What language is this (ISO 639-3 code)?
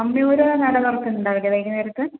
mal